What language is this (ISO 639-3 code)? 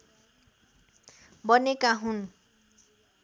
nep